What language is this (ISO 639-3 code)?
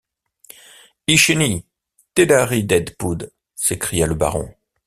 fra